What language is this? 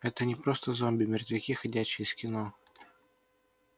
Russian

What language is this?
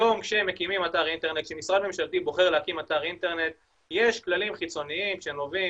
Hebrew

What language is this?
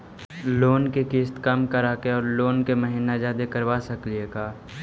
Magahi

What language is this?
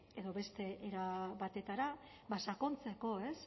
Basque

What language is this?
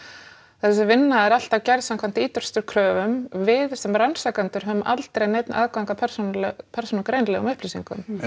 Icelandic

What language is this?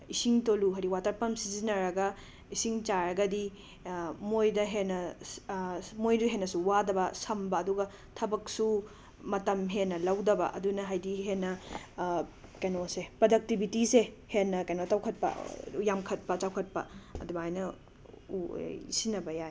Manipuri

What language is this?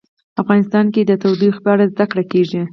Pashto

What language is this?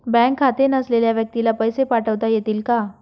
Marathi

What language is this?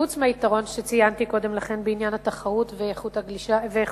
Hebrew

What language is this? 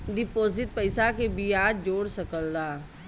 Bhojpuri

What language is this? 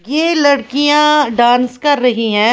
Hindi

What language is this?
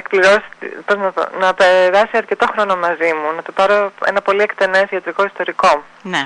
Greek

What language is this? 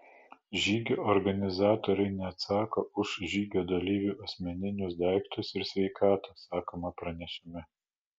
Lithuanian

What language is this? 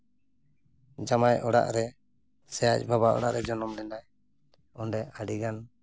Santali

